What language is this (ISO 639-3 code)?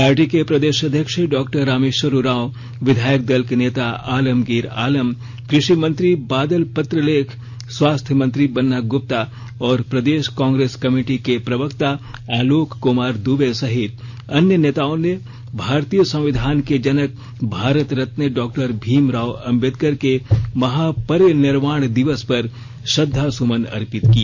hin